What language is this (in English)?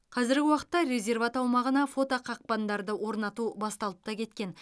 Kazakh